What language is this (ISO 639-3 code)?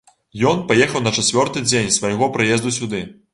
bel